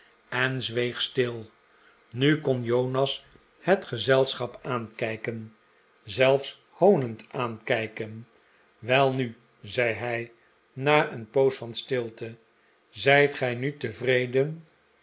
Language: Dutch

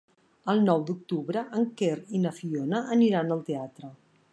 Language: Catalan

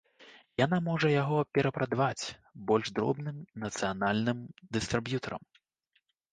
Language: Belarusian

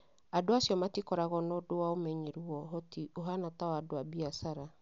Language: Kikuyu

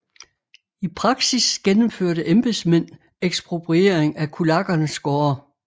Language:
Danish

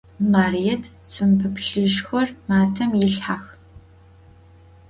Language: Adyghe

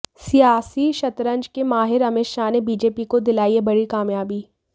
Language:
Hindi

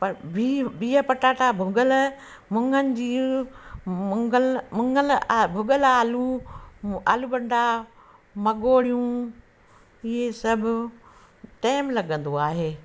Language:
Sindhi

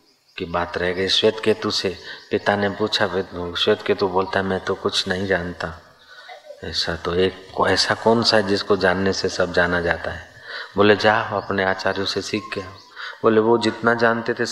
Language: Hindi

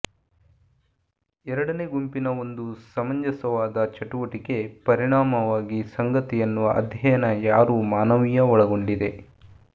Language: Kannada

